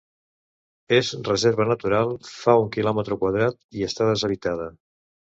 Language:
Catalan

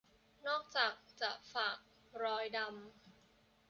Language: Thai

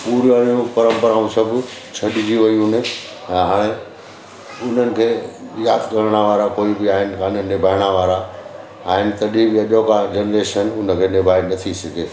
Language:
Sindhi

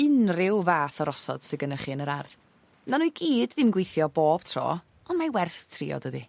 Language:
Welsh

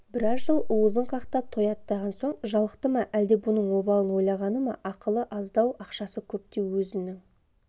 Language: Kazakh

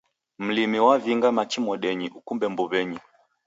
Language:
Taita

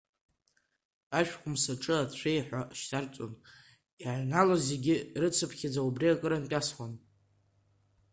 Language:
Abkhazian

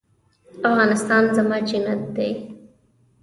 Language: Pashto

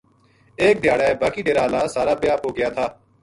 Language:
Gujari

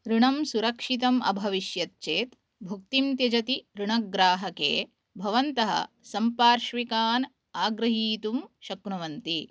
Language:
Sanskrit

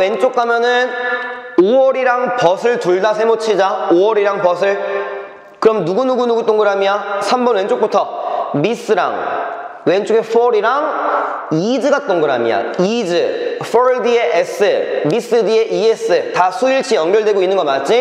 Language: Korean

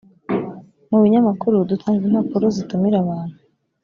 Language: Kinyarwanda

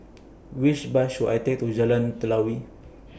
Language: English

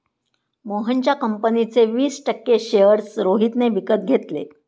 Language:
Marathi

